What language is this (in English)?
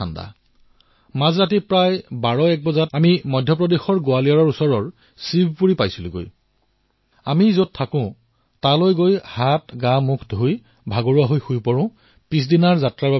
Assamese